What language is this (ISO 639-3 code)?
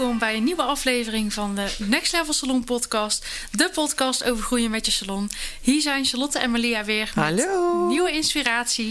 nld